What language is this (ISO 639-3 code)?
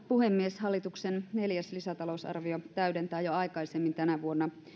fin